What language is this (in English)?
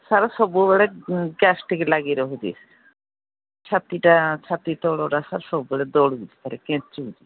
Odia